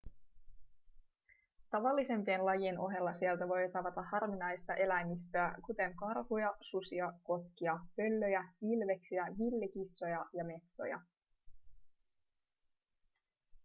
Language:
Finnish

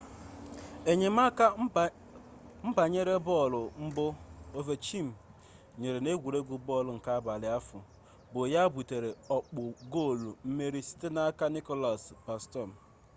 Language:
Igbo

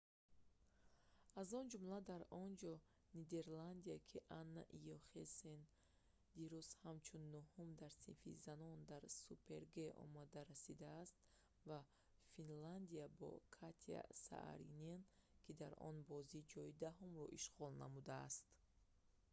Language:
Tajik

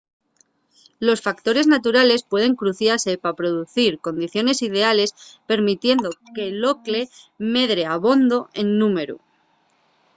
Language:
Asturian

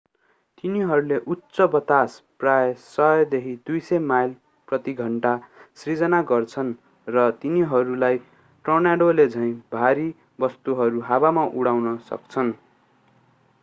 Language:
Nepali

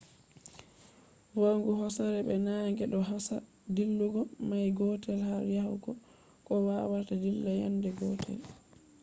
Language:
Fula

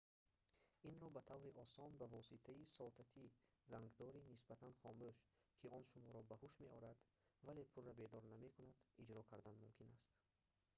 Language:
Tajik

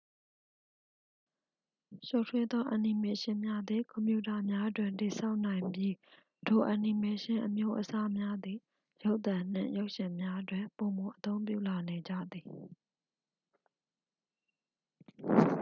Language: Burmese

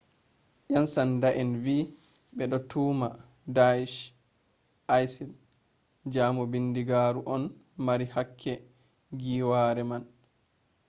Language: Fula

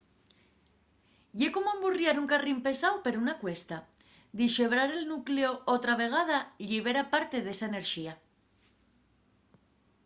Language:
Asturian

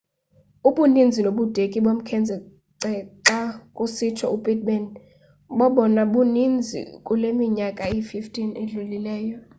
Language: Xhosa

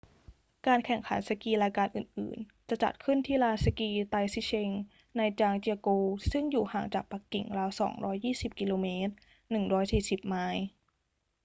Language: Thai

